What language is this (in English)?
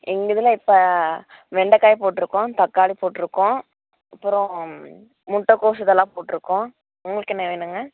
Tamil